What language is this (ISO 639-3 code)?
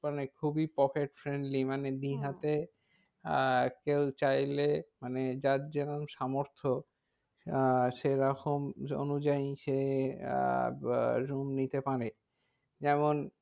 ben